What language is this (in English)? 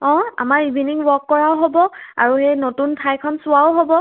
Assamese